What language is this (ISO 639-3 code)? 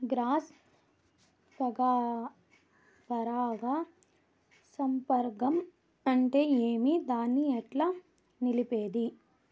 tel